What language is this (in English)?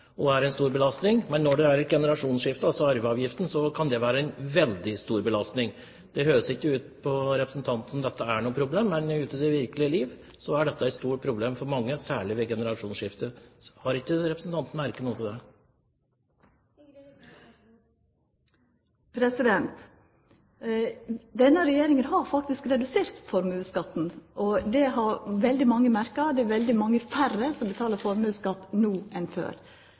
Norwegian